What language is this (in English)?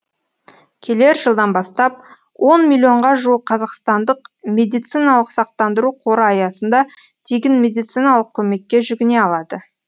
Kazakh